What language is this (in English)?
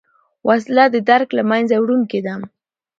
Pashto